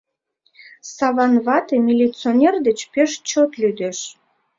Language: Mari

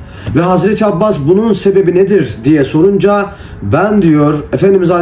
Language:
Turkish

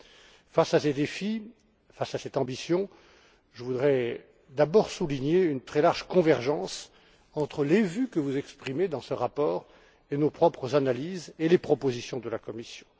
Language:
French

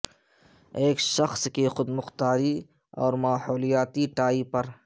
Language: Urdu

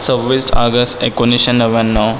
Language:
Marathi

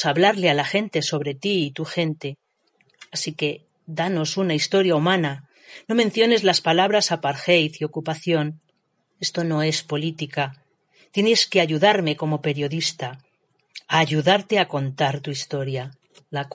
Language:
Spanish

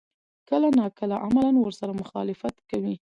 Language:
Pashto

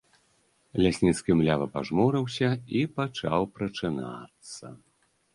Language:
Belarusian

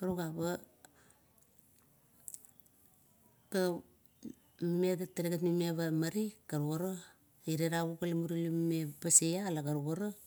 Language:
Kuot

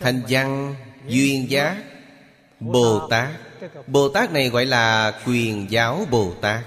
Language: Vietnamese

